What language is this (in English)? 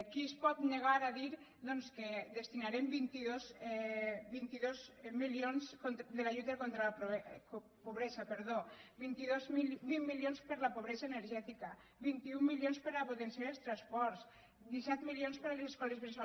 Catalan